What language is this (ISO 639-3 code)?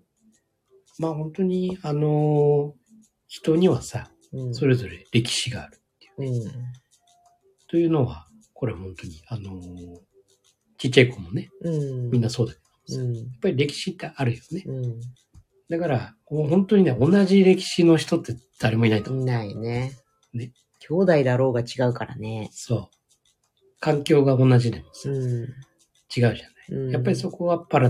jpn